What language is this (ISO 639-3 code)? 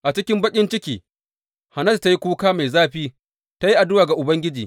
hau